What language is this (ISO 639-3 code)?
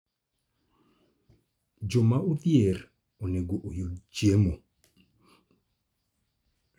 luo